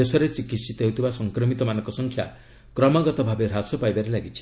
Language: Odia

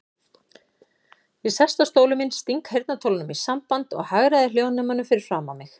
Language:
Icelandic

